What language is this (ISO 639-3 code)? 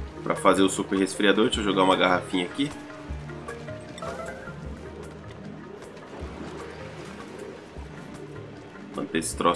por